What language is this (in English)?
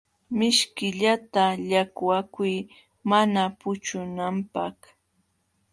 Jauja Wanca Quechua